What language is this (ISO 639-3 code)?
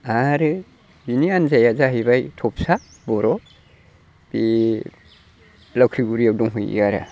brx